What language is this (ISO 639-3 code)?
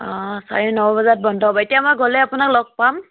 asm